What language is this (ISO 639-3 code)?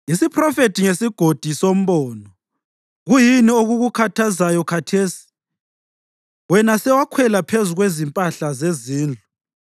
nde